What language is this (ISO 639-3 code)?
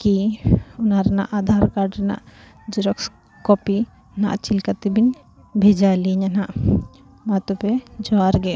sat